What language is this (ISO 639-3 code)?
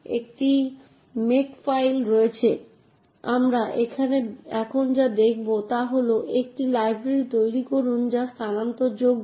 ben